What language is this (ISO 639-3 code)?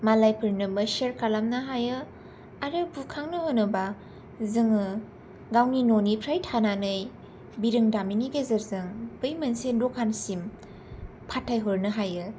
brx